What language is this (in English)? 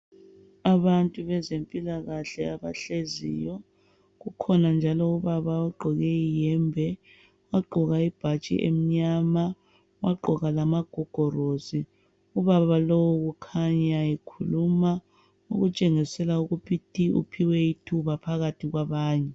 North Ndebele